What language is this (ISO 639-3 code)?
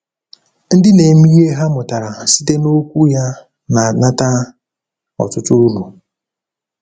ibo